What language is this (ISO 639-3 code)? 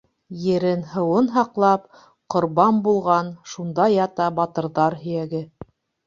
bak